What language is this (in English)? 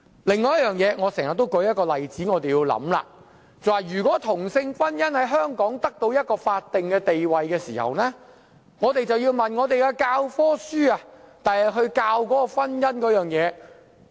Cantonese